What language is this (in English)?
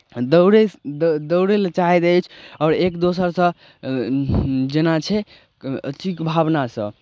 Maithili